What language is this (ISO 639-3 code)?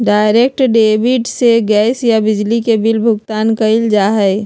mag